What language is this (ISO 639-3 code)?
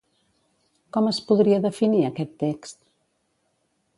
cat